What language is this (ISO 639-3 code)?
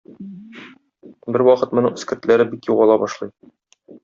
tat